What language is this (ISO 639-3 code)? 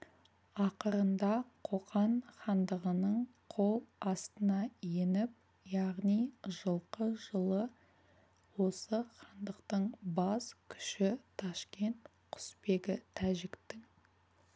kaz